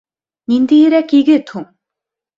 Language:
Bashkir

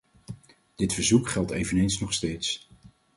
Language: Dutch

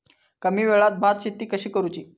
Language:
Marathi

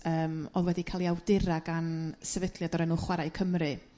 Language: Welsh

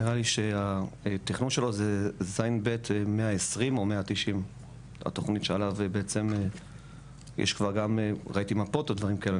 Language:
Hebrew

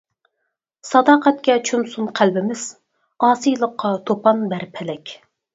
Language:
Uyghur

